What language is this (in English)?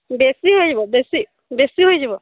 Odia